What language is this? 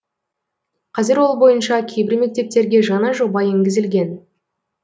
Kazakh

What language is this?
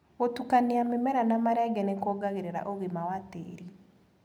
Kikuyu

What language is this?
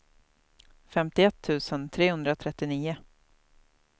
Swedish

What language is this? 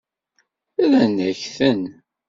Kabyle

